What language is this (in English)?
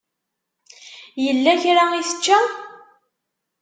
Kabyle